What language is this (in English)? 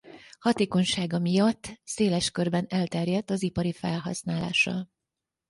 Hungarian